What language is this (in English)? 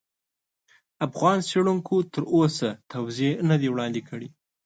Pashto